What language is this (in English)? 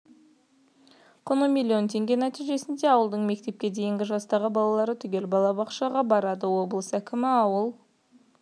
Kazakh